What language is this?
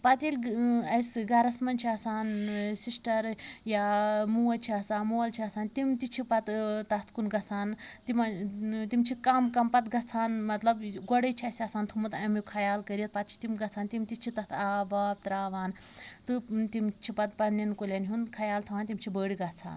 Kashmiri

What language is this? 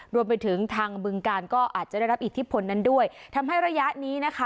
Thai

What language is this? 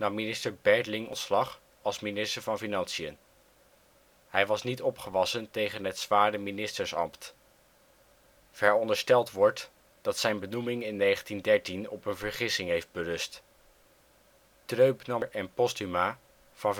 Dutch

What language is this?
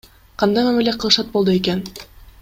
Kyrgyz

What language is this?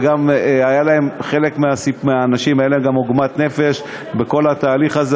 Hebrew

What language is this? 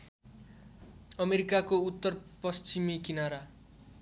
Nepali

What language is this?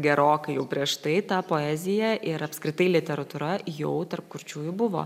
Lithuanian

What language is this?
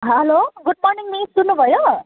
Nepali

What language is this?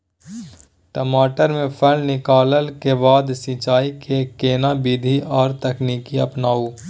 Maithili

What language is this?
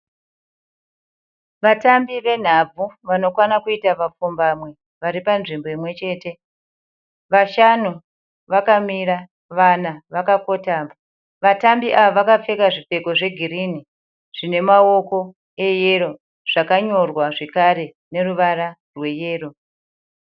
Shona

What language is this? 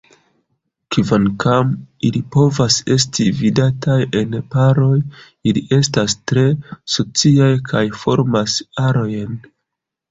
Esperanto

